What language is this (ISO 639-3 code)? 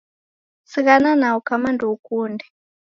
dav